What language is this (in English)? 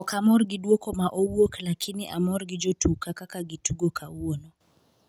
Luo (Kenya and Tanzania)